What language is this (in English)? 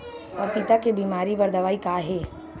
Chhattisgarhi